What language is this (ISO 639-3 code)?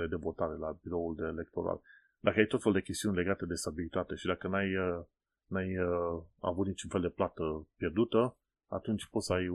ron